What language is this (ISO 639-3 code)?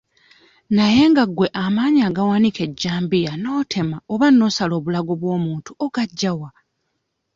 lug